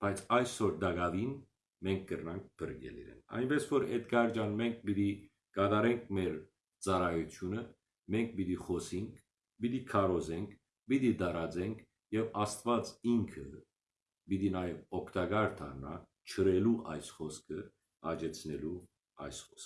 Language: Armenian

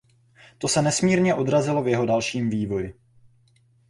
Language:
Czech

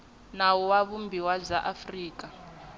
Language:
Tsonga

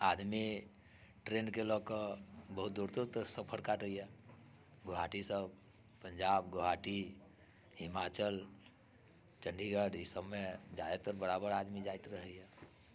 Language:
Maithili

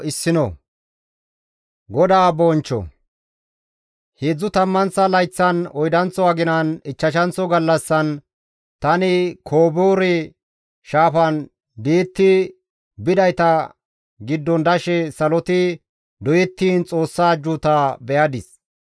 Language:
Gamo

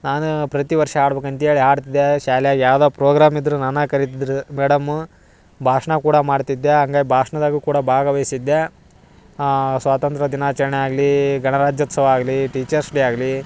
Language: Kannada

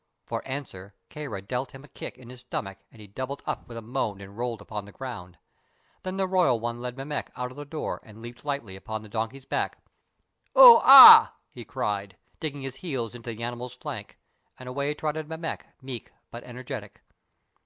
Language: English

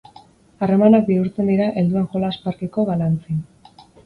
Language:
Basque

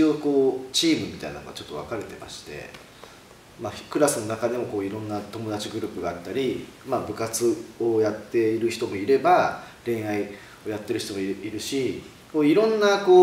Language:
Japanese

